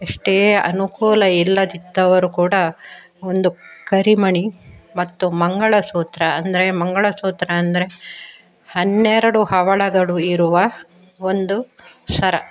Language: Kannada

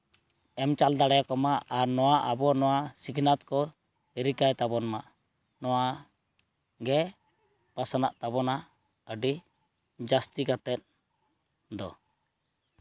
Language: Santali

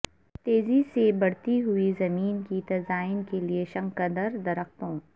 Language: Urdu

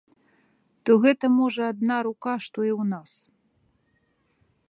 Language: Belarusian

